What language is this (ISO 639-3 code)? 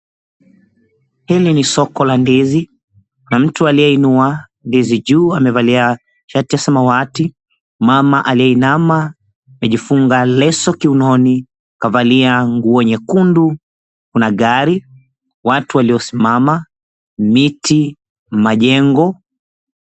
swa